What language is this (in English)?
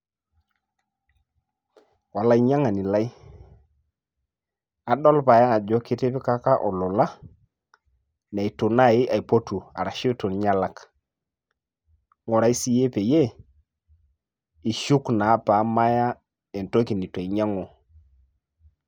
Masai